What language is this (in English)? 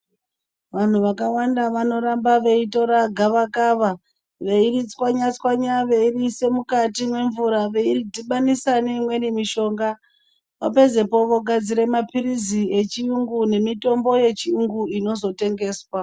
Ndau